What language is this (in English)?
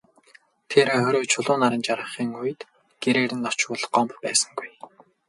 Mongolian